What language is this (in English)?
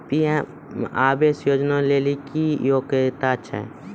Maithili